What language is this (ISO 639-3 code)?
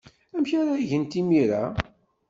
kab